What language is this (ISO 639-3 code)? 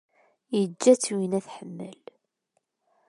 kab